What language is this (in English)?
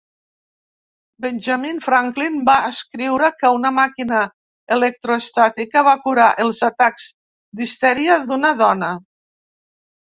Catalan